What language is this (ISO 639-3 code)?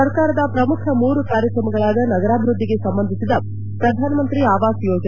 kan